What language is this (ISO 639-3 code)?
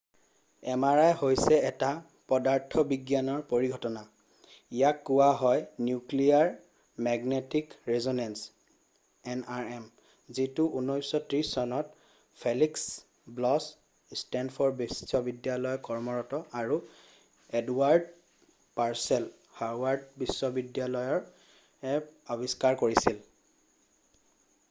asm